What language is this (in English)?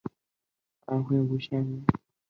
Chinese